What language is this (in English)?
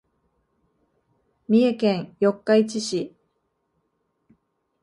Japanese